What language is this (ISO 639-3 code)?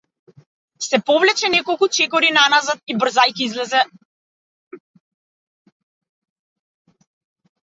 mkd